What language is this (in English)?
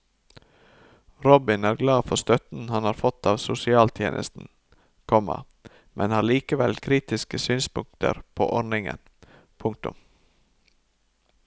Norwegian